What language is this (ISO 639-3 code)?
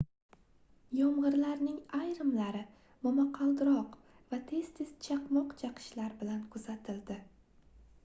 uzb